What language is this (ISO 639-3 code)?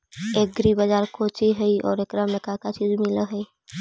mag